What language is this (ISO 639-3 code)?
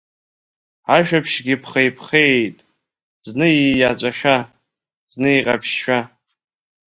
abk